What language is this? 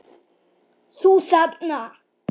Icelandic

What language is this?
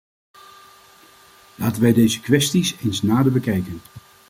Dutch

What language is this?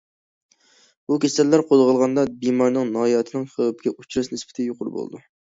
Uyghur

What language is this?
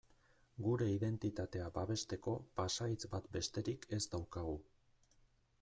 Basque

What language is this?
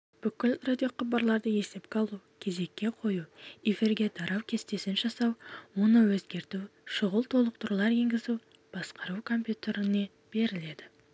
Kazakh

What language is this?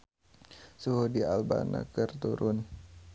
Sundanese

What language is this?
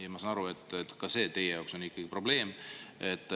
Estonian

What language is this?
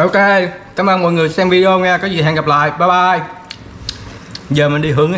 Vietnamese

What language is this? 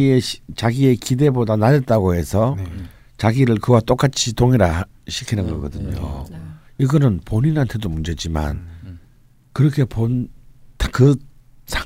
Korean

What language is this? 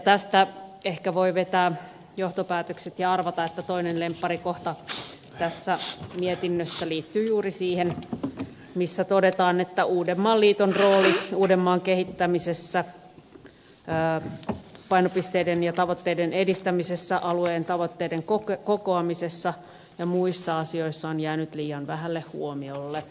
Finnish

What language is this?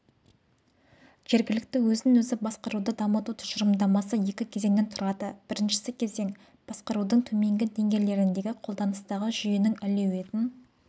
Kazakh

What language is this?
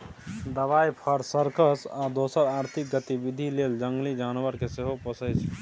Maithili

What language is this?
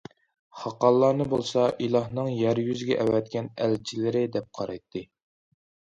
Uyghur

